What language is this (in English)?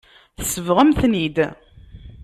Kabyle